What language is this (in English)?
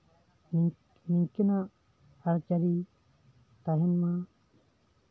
Santali